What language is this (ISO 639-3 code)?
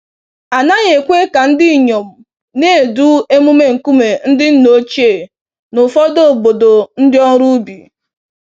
ibo